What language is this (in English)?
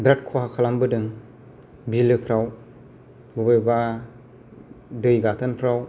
Bodo